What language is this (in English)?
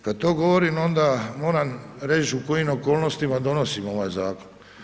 Croatian